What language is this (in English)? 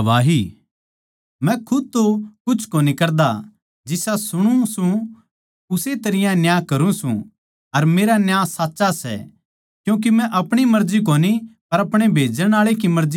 Haryanvi